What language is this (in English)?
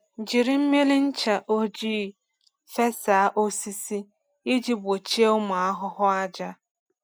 Igbo